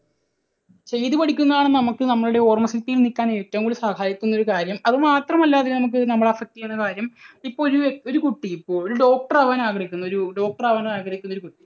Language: Malayalam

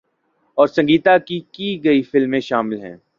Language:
Urdu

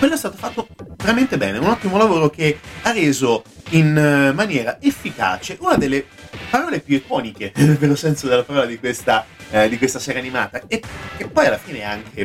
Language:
Italian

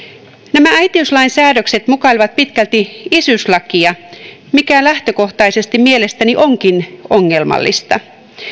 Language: Finnish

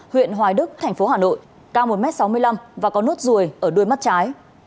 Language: Vietnamese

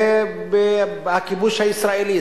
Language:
Hebrew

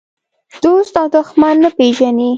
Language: Pashto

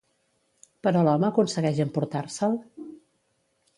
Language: Catalan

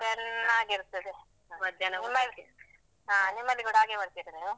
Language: Kannada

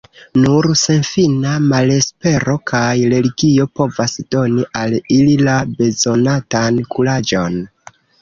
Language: Esperanto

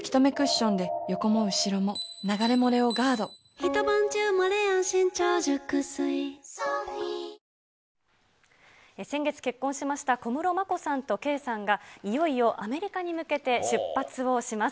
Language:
Japanese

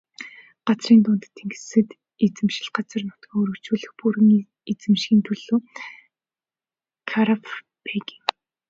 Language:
Mongolian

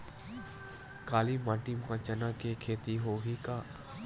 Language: Chhattisgarhi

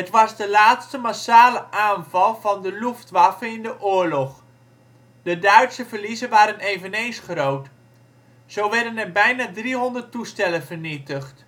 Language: Dutch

